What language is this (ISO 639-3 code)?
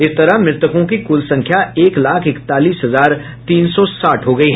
hin